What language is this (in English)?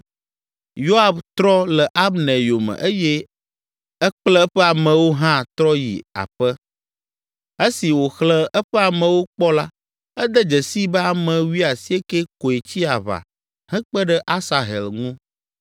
Ewe